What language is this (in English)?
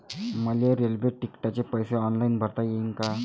Marathi